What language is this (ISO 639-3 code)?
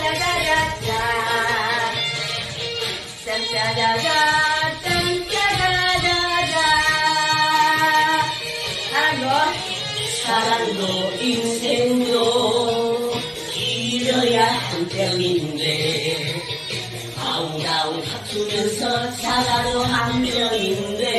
kor